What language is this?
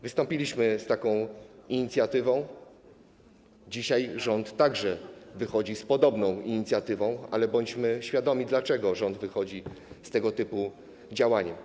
Polish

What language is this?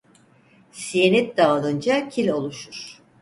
Turkish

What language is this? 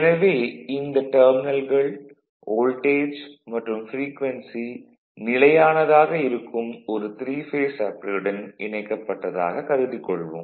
Tamil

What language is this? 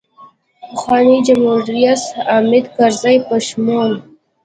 Pashto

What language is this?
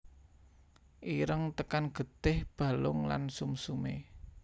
Javanese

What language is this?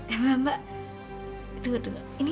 Indonesian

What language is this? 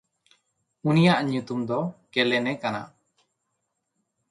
Santali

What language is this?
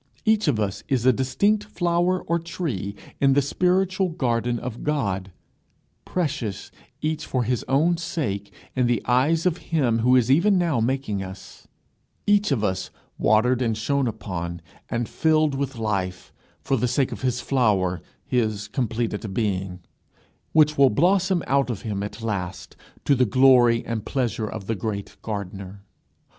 English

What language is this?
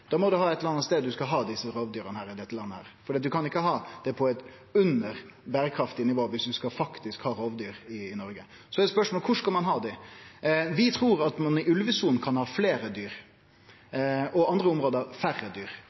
Norwegian Nynorsk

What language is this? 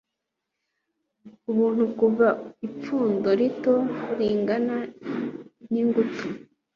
Kinyarwanda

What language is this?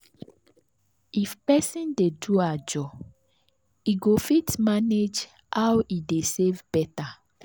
Nigerian Pidgin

